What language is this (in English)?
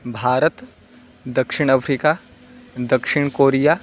Sanskrit